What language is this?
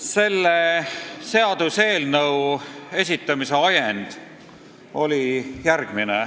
Estonian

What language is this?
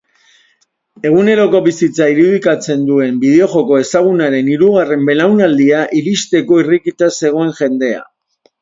Basque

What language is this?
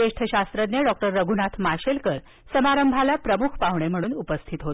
Marathi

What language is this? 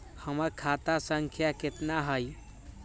Magahi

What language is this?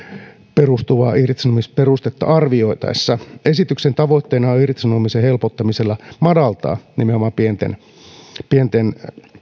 Finnish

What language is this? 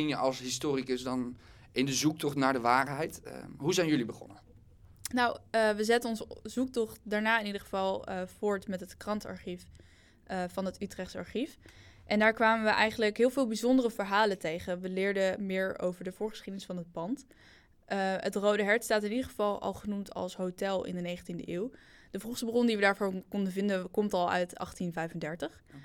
Dutch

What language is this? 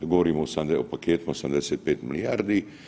Croatian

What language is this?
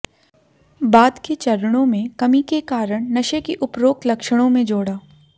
Hindi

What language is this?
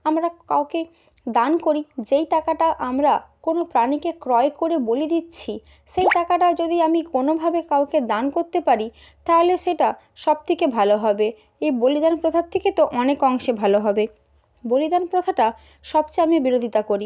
Bangla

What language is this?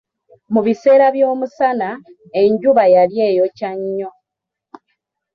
Ganda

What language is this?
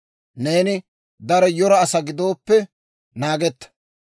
Dawro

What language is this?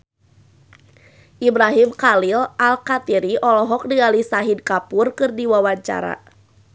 Sundanese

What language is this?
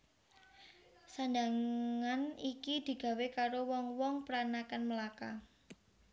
Javanese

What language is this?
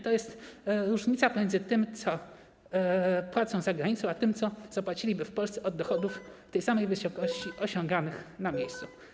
Polish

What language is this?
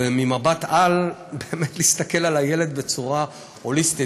Hebrew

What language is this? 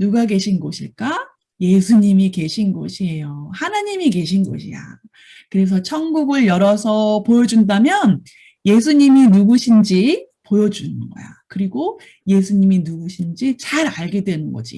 Korean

